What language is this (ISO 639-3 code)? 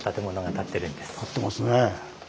jpn